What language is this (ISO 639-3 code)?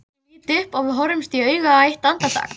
isl